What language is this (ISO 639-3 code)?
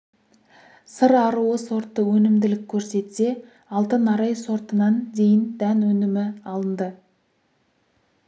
kaz